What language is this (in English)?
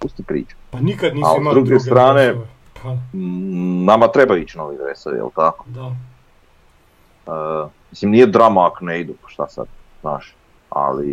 Croatian